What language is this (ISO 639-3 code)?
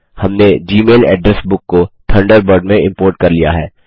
hin